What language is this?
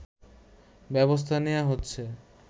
Bangla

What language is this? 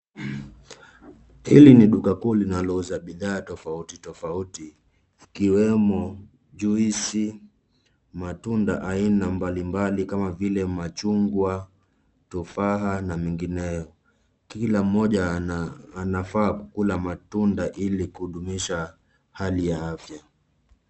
Swahili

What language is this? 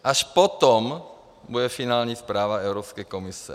Czech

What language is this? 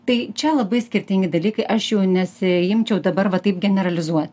Lithuanian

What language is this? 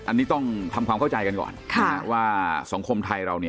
Thai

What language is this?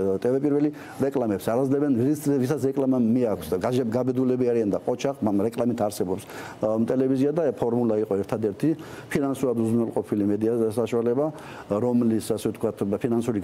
Romanian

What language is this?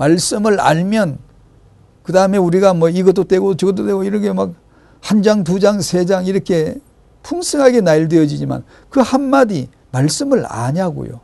Korean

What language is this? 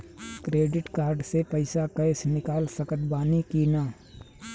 Bhojpuri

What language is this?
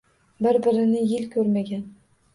Uzbek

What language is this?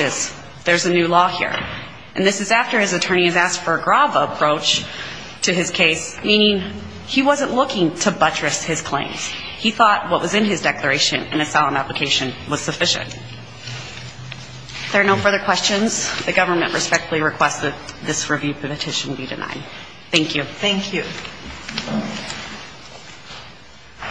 English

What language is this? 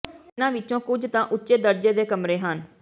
Punjabi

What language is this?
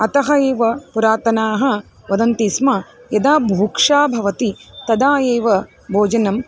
Sanskrit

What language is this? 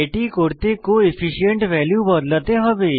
Bangla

